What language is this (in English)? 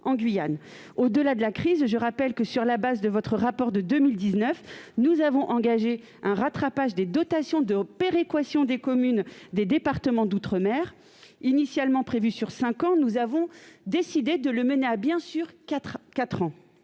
French